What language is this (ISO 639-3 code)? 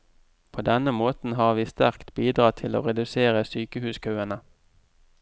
nor